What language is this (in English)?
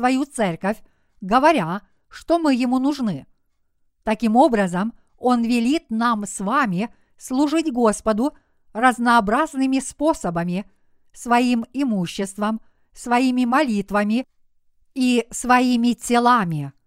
Russian